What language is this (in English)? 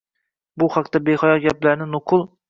Uzbek